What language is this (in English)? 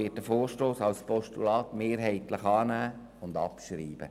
Swiss German